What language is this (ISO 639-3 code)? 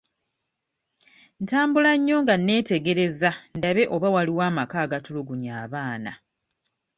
lug